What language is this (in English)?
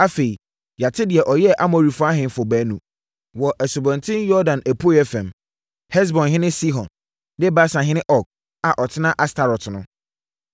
Akan